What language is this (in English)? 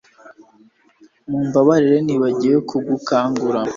Kinyarwanda